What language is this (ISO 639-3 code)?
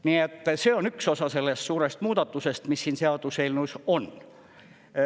est